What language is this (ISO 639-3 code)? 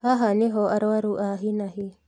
kik